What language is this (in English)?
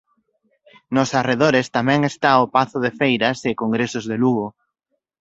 Galician